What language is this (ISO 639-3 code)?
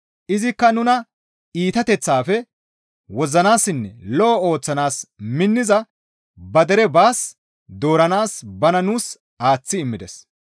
gmv